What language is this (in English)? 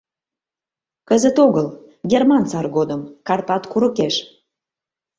Mari